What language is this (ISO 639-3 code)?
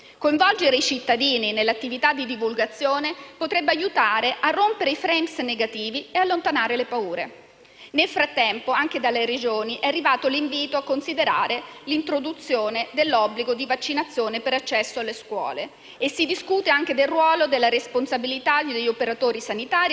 ita